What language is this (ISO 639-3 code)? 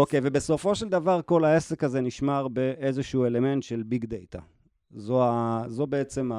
heb